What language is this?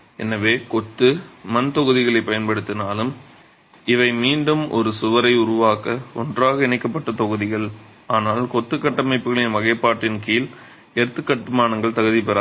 Tamil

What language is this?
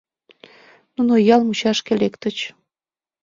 Mari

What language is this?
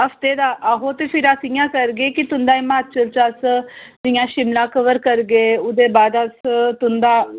Dogri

